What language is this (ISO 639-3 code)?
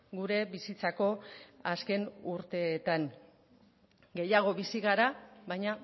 eus